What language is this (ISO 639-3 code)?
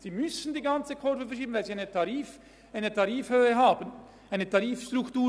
gsw